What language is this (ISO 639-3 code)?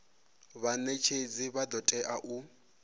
ven